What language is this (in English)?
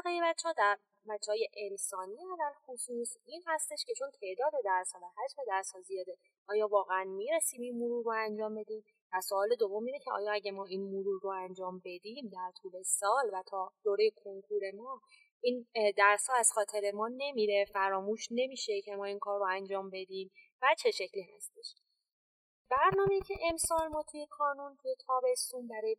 Persian